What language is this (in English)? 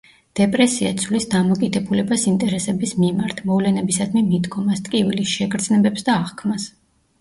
Georgian